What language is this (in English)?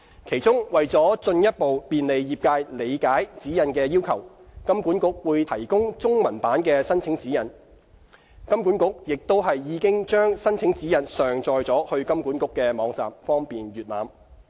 Cantonese